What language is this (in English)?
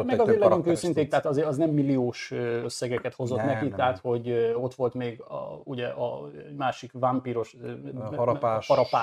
Hungarian